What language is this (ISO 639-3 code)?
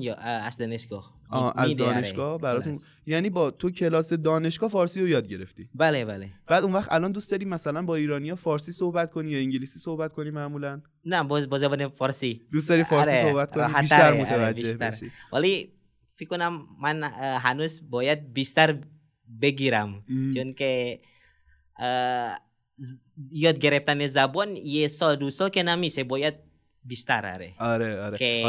fas